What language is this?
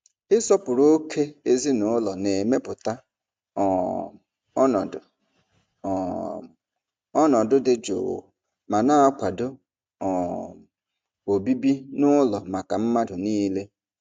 Igbo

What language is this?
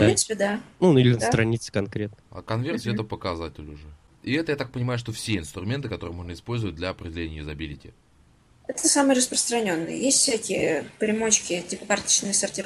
Russian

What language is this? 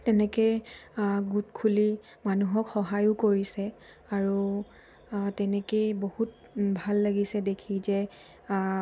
Assamese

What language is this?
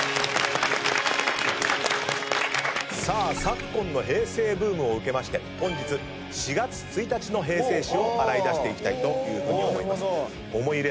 Japanese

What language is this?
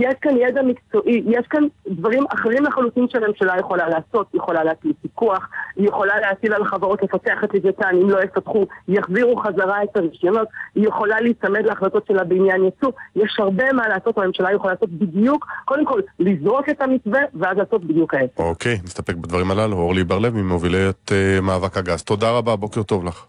Hebrew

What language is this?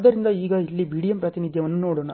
Kannada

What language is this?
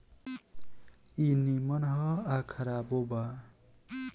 Bhojpuri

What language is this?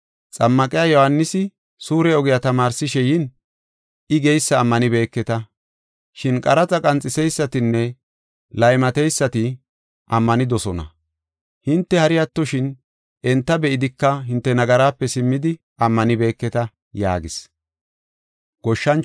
Gofa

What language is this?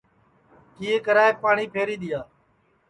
Sansi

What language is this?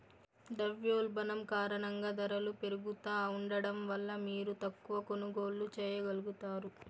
Telugu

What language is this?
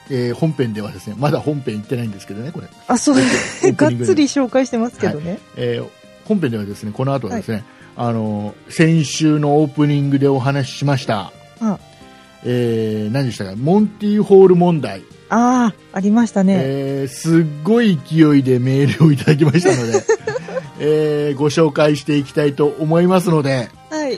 Japanese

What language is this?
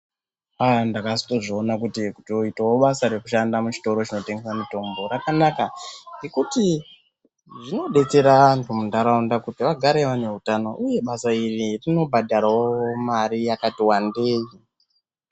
Ndau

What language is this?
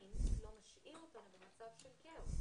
Hebrew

